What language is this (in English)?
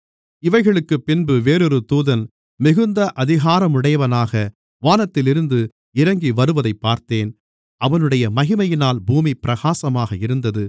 Tamil